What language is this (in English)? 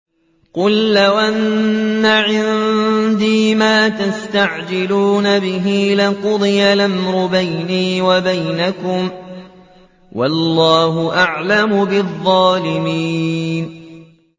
Arabic